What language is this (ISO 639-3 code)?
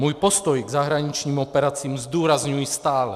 ces